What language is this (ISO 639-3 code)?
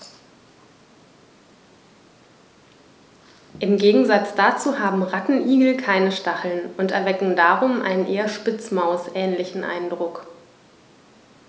deu